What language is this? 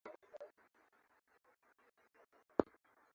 Swahili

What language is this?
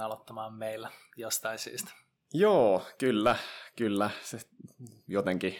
Finnish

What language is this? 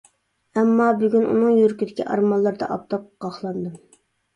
Uyghur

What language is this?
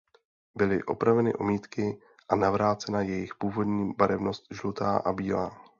Czech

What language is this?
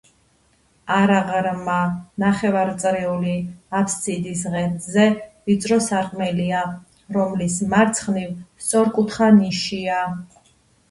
Georgian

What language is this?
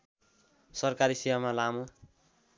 Nepali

